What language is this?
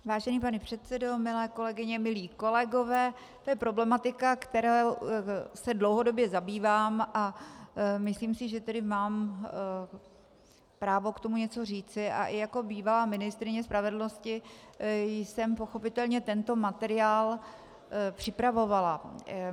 Czech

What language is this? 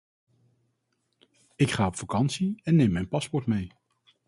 Dutch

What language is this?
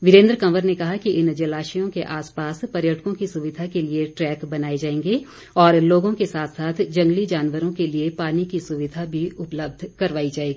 Hindi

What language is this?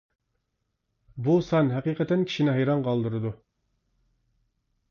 Uyghur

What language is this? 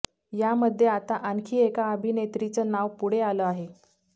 Marathi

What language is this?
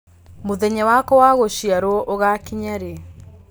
Kikuyu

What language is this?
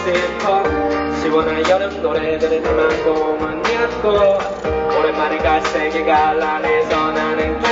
Korean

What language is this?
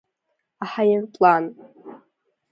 Abkhazian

